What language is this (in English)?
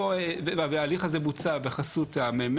Hebrew